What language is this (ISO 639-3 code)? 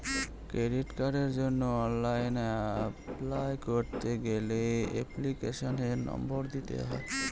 ben